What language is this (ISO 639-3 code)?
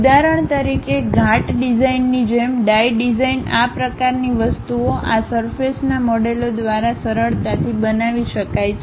guj